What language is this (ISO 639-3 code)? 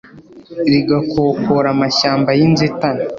kin